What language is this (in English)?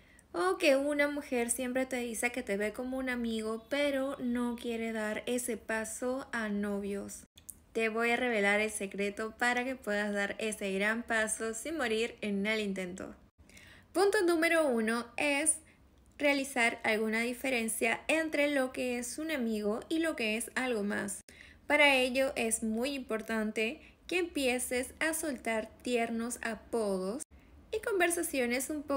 Spanish